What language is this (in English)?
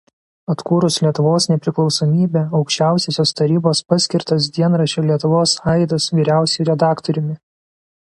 Lithuanian